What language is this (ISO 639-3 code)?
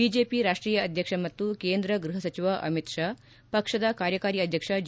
kan